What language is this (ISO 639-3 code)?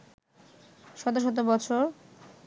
ben